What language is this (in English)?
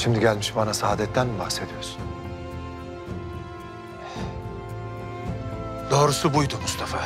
Turkish